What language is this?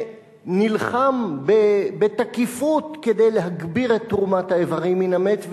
Hebrew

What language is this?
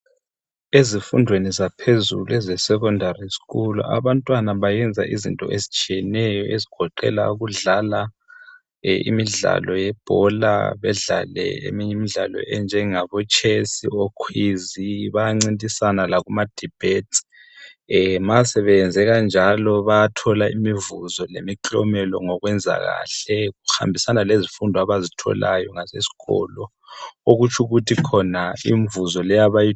North Ndebele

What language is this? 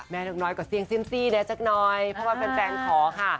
Thai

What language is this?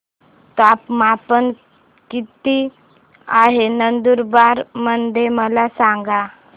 Marathi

